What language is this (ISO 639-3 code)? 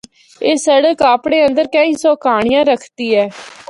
hno